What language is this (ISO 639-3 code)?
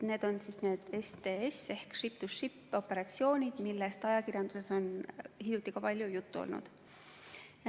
est